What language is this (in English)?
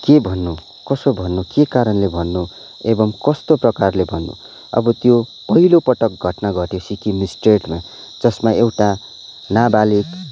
Nepali